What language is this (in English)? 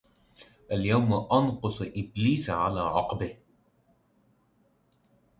Arabic